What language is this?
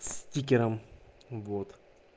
Russian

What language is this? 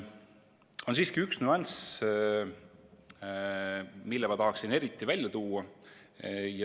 Estonian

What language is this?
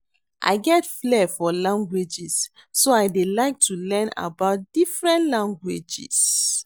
Nigerian Pidgin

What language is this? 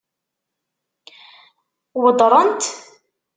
Kabyle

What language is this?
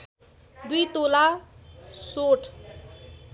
Nepali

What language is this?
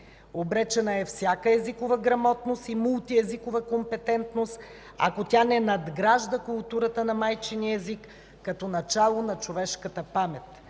Bulgarian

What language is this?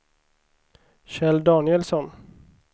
Swedish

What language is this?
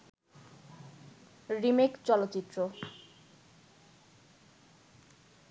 Bangla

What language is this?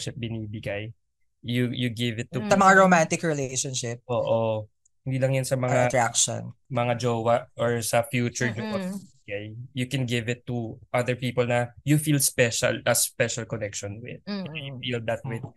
Filipino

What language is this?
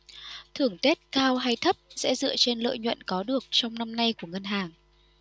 Vietnamese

